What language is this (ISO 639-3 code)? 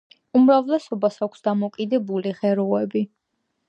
kat